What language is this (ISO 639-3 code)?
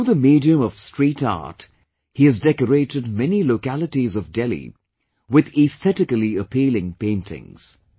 eng